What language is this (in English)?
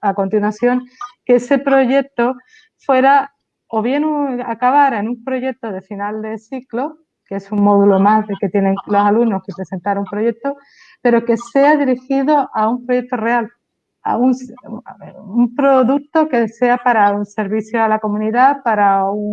Spanish